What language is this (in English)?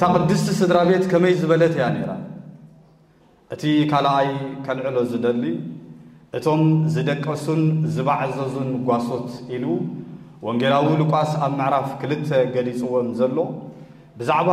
Arabic